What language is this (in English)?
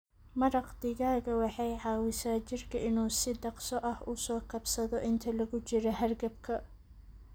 Somali